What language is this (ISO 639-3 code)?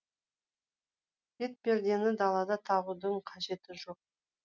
kaz